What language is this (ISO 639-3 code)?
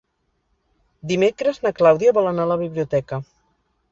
cat